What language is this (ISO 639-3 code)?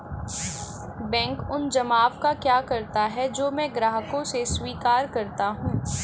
hin